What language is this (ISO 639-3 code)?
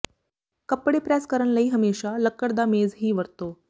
pan